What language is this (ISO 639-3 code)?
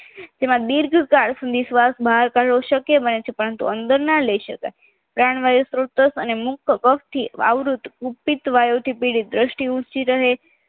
guj